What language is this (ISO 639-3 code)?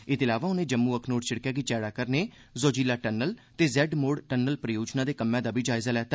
doi